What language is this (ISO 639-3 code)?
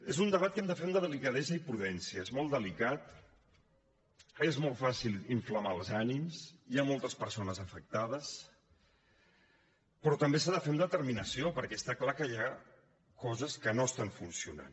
cat